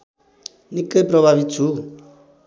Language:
Nepali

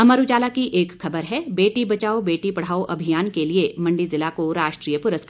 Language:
Hindi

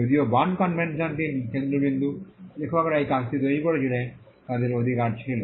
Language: Bangla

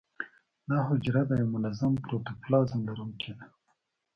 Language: Pashto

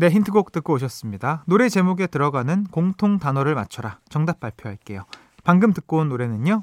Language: Korean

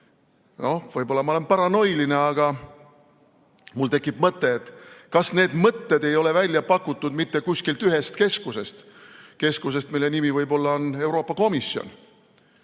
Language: Estonian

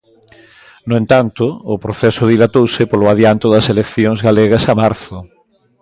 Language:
Galician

